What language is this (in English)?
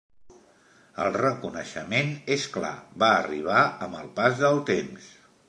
Catalan